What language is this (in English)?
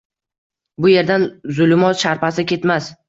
Uzbek